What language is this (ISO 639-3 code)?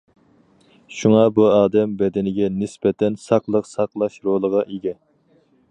uig